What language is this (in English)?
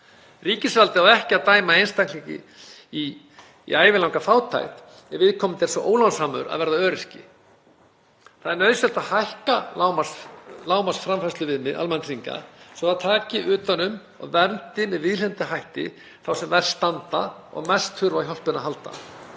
Icelandic